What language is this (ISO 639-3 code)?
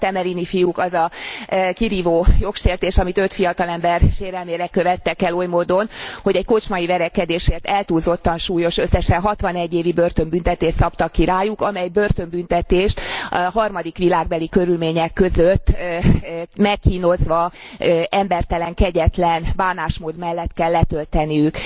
hun